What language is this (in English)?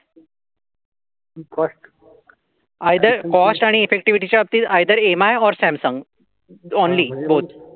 Marathi